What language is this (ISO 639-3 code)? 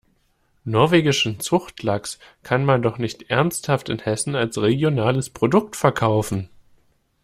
deu